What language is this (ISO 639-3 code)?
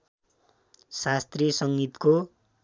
nep